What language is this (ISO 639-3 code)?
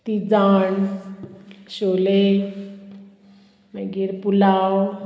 kok